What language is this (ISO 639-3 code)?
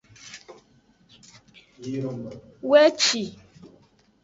ajg